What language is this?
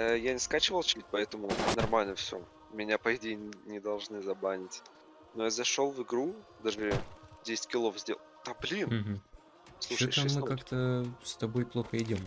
Russian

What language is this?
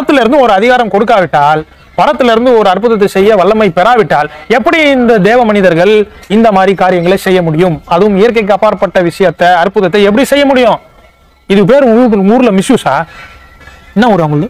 Romanian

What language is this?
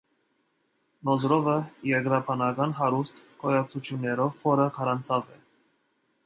Armenian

